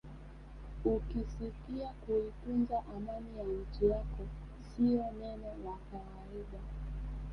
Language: Swahili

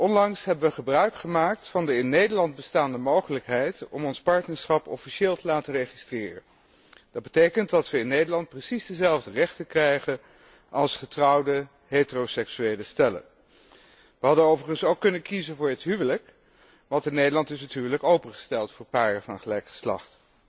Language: Dutch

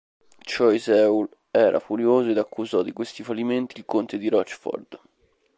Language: Italian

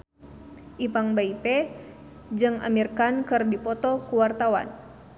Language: Sundanese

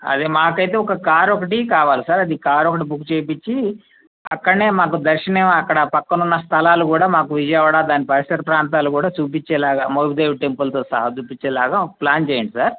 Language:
Telugu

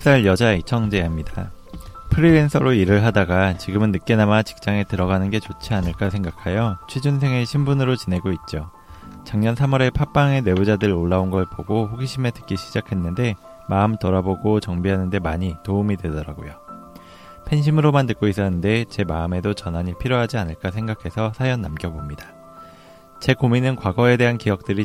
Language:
Korean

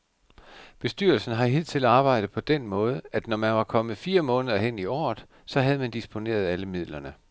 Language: Danish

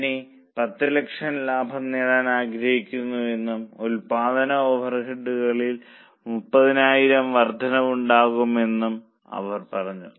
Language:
Malayalam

